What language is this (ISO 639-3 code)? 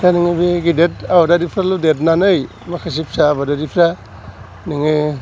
brx